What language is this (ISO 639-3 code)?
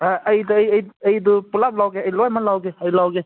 mni